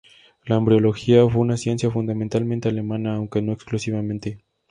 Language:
Spanish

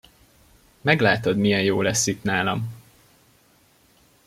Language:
Hungarian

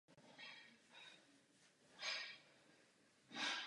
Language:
Czech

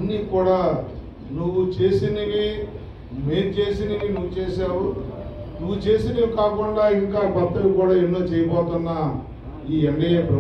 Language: Telugu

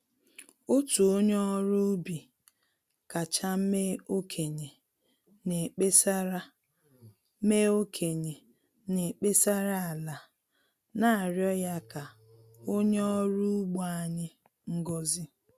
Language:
Igbo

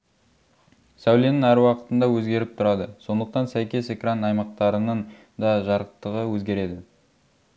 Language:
Kazakh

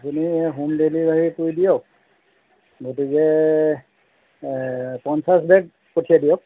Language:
Assamese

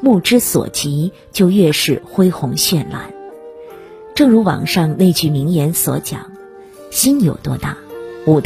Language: Chinese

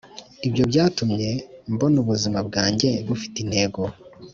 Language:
Kinyarwanda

